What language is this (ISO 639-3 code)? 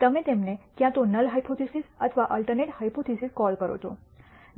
guj